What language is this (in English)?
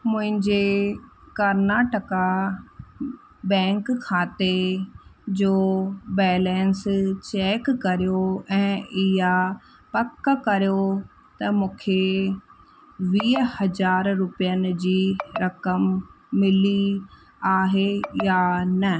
Sindhi